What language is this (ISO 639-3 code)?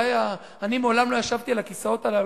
heb